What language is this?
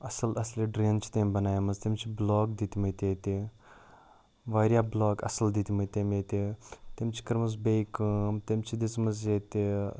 Kashmiri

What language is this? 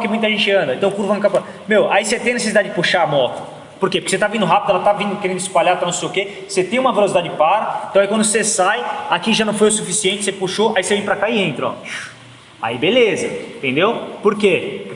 Portuguese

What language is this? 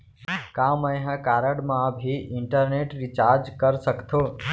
Chhattisgarhi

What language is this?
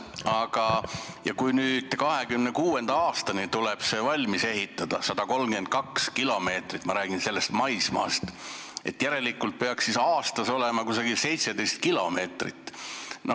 Estonian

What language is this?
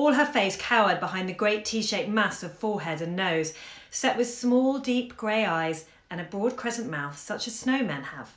English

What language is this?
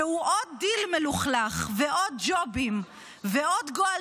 Hebrew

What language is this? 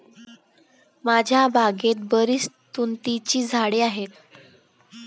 Marathi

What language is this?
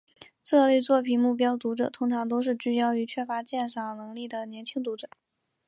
Chinese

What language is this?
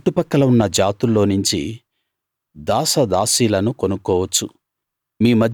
Telugu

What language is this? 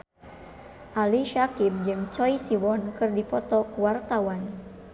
Sundanese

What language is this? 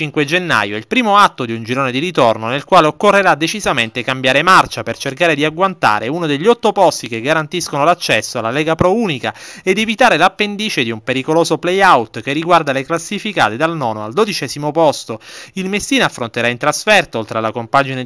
Italian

